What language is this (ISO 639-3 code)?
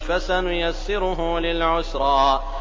ara